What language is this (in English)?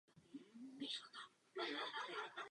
Czech